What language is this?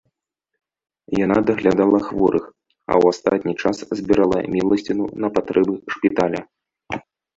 Belarusian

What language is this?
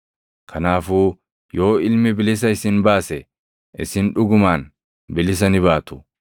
Oromo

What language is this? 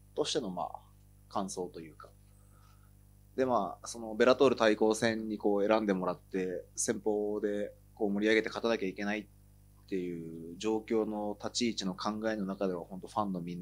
Japanese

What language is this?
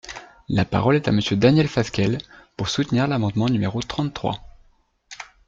French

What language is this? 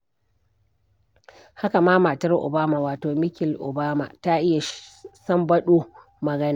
Hausa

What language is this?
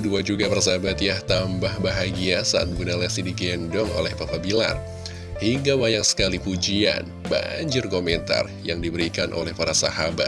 Indonesian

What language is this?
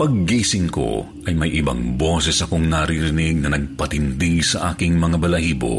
Filipino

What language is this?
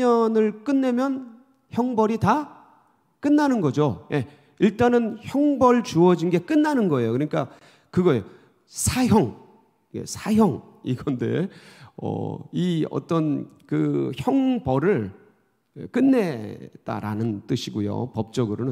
Korean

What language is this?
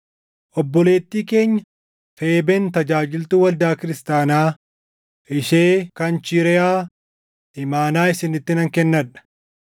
Oromo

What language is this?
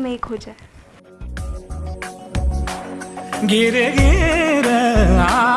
Hindi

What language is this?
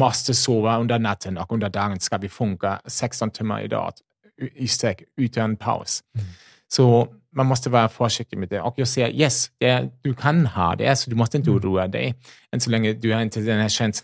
Swedish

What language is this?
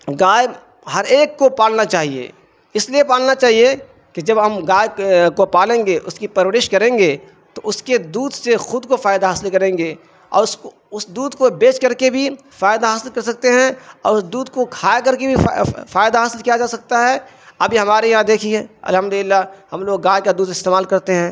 Urdu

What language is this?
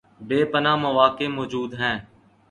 Urdu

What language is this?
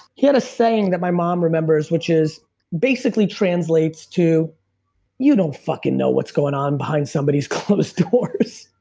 English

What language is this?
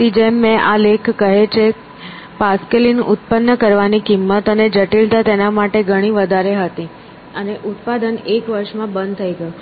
Gujarati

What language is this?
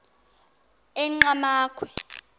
Xhosa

